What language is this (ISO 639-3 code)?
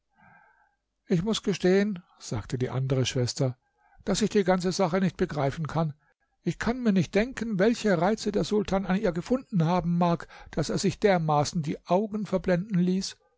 deu